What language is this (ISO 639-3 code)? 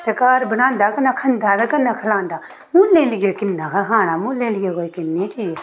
doi